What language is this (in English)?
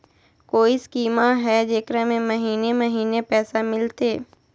Magahi